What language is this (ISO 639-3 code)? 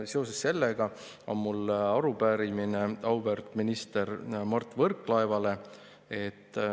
est